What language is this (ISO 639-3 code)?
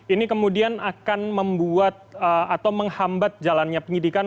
ind